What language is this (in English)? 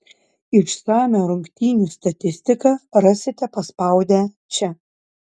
Lithuanian